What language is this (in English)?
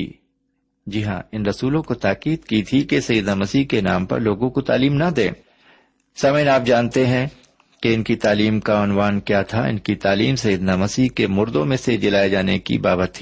Urdu